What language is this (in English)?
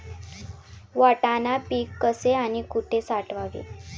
Marathi